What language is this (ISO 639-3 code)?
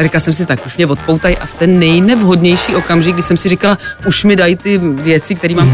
ces